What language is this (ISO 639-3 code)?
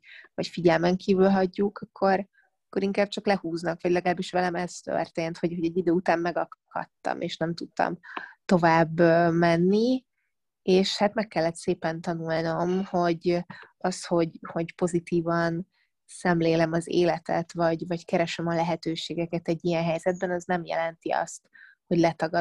hun